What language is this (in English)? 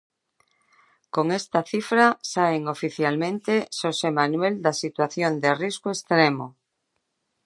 Galician